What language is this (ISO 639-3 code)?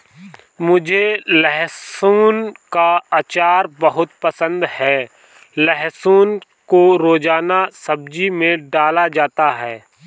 hin